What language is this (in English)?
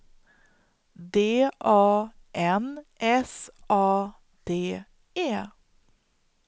Swedish